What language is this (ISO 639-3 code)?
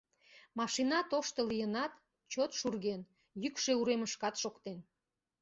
chm